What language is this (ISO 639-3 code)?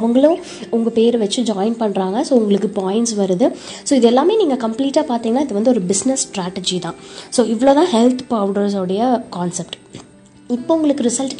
tam